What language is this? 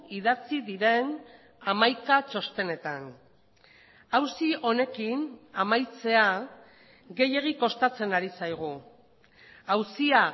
Basque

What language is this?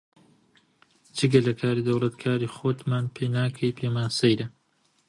Central Kurdish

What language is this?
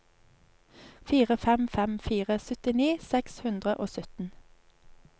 Norwegian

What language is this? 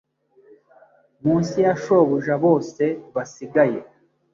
Kinyarwanda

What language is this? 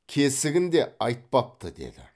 Kazakh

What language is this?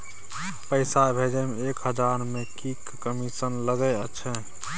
Maithili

